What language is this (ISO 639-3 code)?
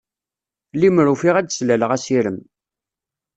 kab